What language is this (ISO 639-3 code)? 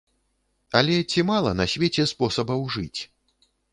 bel